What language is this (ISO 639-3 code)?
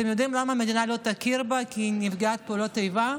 heb